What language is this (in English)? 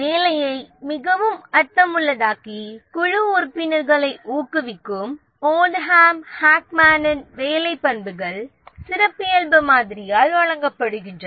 Tamil